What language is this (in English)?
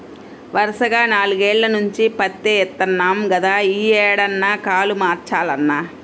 Telugu